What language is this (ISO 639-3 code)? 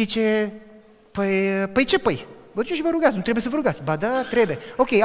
ron